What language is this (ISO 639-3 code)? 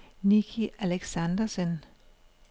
dan